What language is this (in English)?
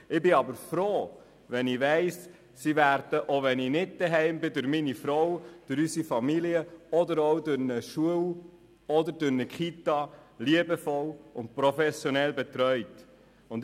Swiss German